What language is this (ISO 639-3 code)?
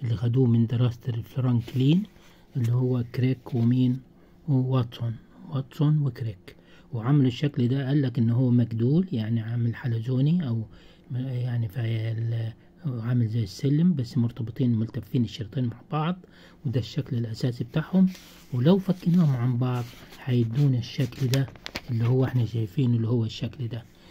ara